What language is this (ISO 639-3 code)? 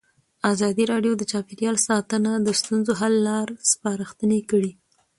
pus